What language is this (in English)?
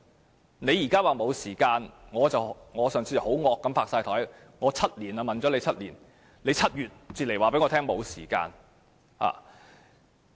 Cantonese